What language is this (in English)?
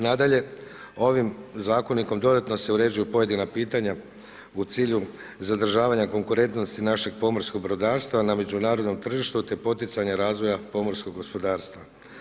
Croatian